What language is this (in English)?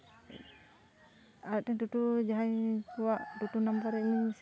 Santali